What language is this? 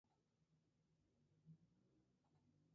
Spanish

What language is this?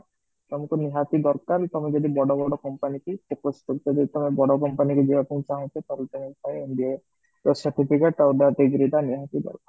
Odia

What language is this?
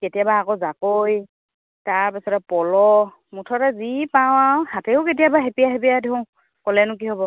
Assamese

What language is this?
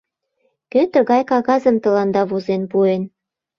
Mari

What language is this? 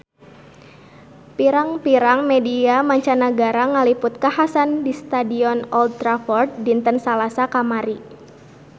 Sundanese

